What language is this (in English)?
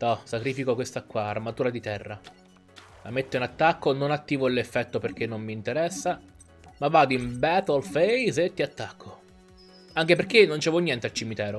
Italian